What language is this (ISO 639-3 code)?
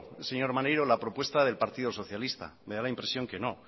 spa